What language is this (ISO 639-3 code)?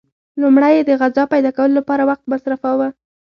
pus